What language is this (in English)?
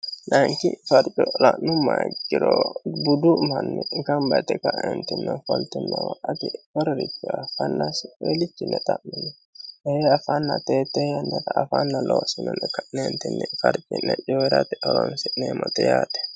Sidamo